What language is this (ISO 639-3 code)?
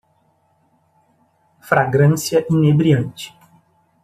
por